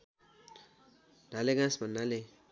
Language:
Nepali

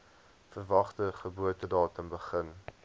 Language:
Afrikaans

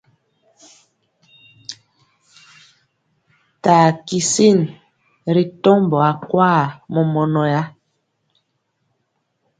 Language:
Mpiemo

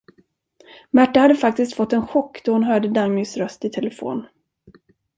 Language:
Swedish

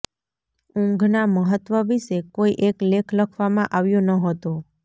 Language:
Gujarati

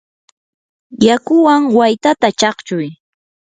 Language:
Yanahuanca Pasco Quechua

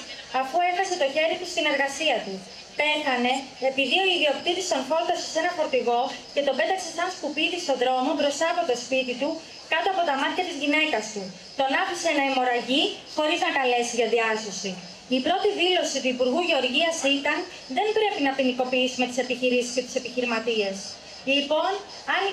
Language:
Greek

